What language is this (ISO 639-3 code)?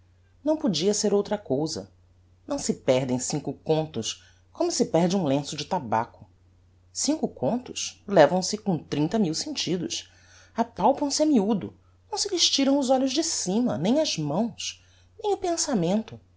por